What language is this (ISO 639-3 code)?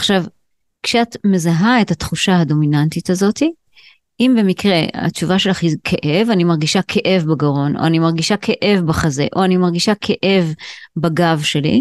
heb